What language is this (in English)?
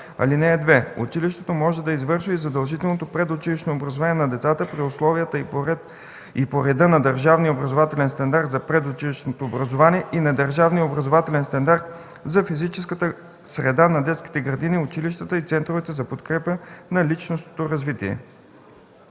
Bulgarian